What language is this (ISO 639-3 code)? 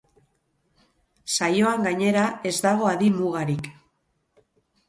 eus